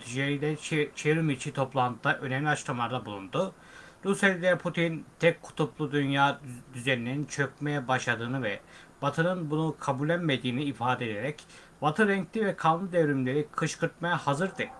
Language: Turkish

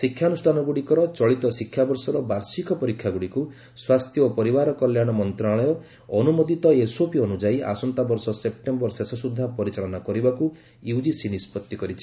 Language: Odia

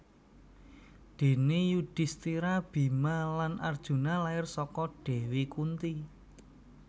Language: Javanese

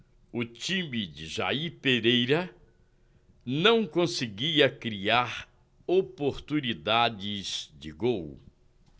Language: Portuguese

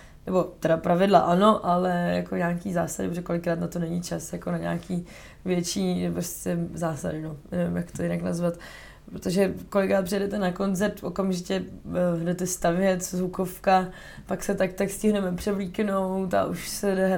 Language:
Czech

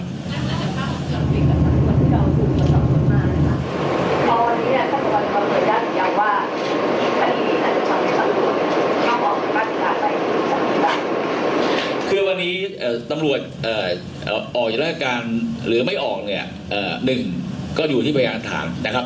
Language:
Thai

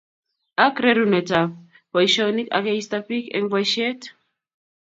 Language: Kalenjin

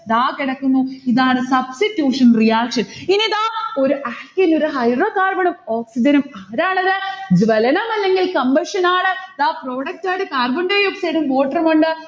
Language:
Malayalam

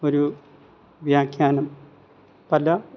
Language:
Malayalam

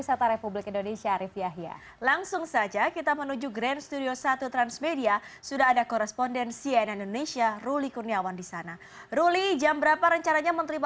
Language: Indonesian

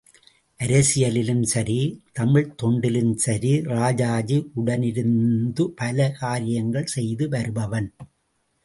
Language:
Tamil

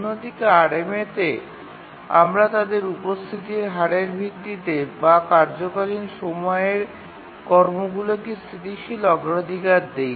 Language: Bangla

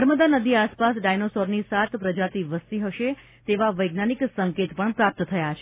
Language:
Gujarati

